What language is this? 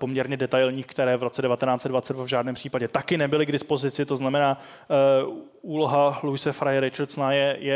Czech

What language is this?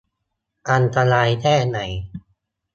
Thai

